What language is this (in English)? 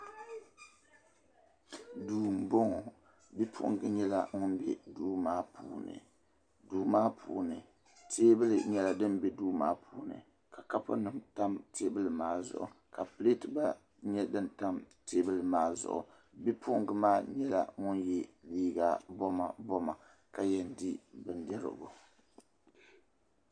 Dagbani